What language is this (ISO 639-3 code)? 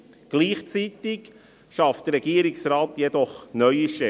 gsw